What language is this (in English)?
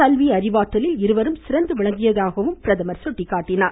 Tamil